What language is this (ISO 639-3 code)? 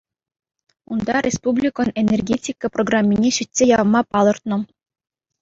chv